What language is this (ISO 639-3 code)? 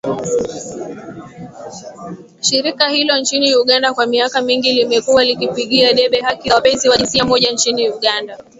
swa